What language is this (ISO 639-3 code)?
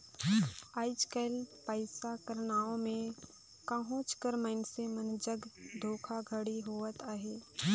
hne